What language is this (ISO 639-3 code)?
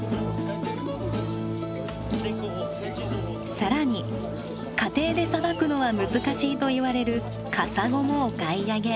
jpn